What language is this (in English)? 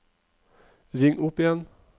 Norwegian